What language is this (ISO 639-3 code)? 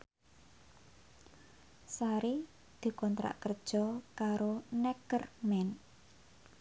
jav